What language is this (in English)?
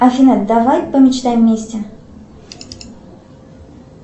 Russian